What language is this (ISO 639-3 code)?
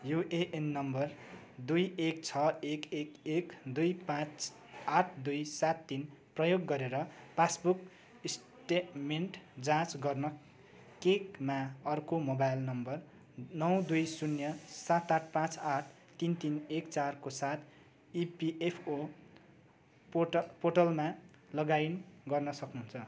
nep